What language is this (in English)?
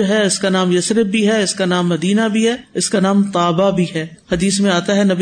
Urdu